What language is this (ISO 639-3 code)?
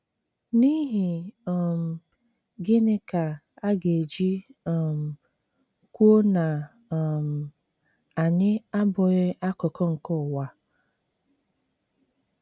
ibo